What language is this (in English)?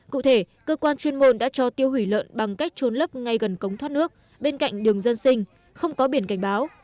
Vietnamese